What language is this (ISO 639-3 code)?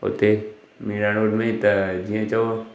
snd